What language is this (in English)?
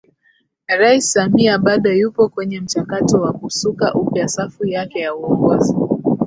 Swahili